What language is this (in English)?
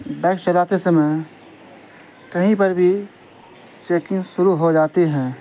Urdu